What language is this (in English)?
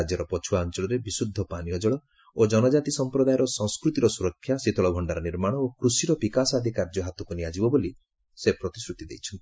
Odia